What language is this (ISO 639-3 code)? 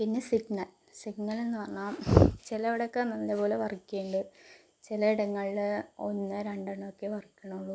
mal